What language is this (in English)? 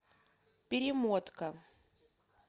Russian